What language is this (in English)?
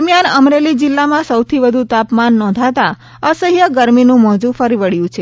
Gujarati